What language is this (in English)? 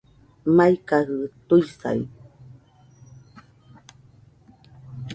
Nüpode Huitoto